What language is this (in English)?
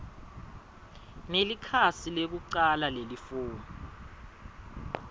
Swati